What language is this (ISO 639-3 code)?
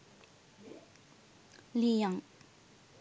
sin